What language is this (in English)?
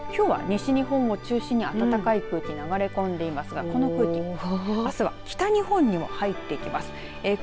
Japanese